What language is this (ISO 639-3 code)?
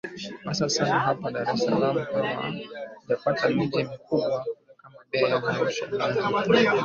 swa